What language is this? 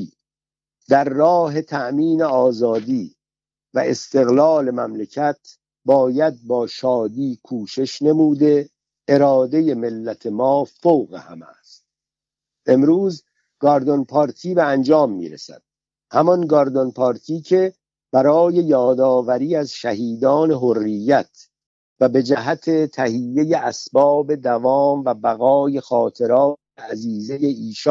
Persian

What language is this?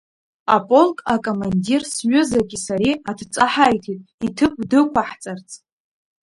Abkhazian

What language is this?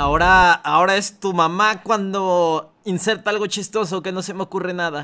Spanish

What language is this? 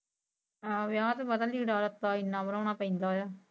Punjabi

